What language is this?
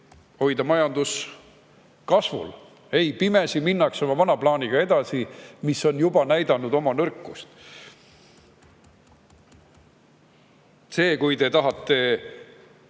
Estonian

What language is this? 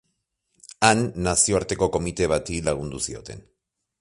Basque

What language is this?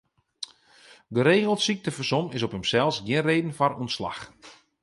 Western Frisian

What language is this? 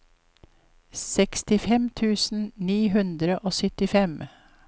Norwegian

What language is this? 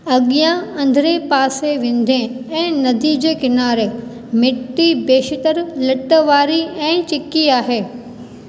Sindhi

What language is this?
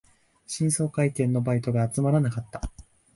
Japanese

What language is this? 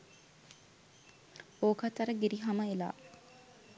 Sinhala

